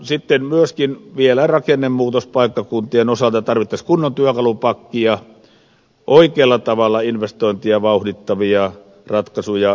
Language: Finnish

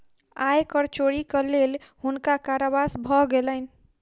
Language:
Maithili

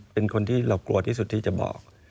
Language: Thai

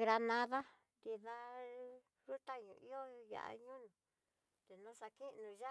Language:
Tidaá Mixtec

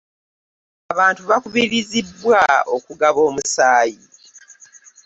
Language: Ganda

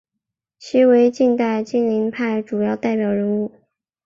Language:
Chinese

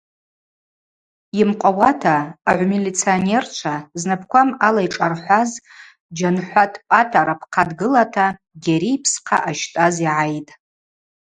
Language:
Abaza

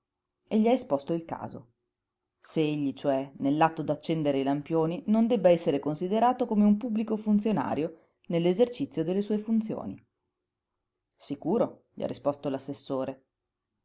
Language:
Italian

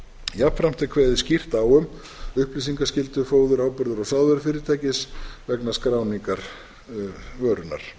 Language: Icelandic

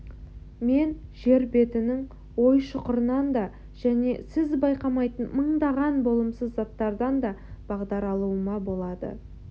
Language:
Kazakh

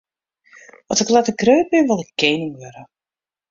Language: Western Frisian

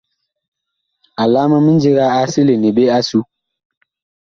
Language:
Bakoko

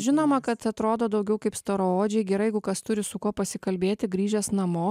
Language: Lithuanian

